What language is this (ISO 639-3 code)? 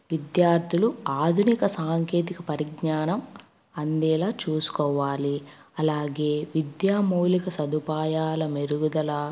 tel